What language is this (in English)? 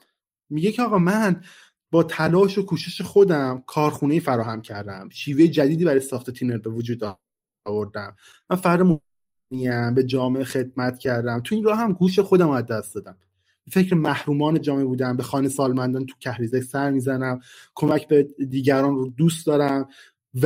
Persian